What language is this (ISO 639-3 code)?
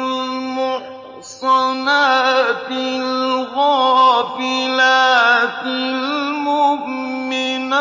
ara